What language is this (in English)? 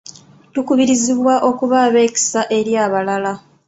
Ganda